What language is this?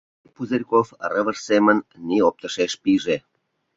Mari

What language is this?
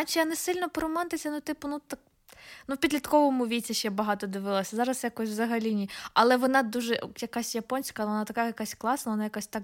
Ukrainian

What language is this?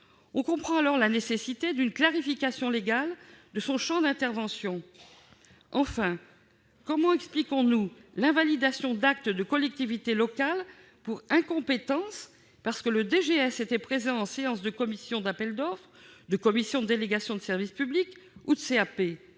French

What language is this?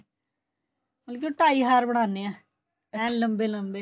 Punjabi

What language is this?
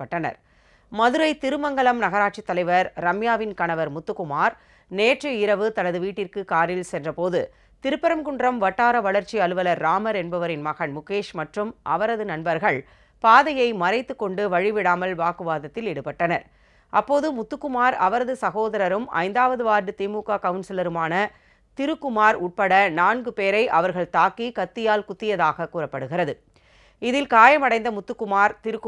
Polish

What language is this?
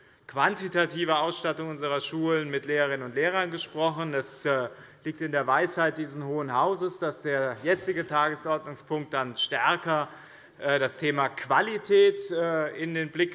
German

